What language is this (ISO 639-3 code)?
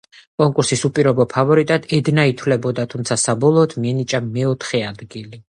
kat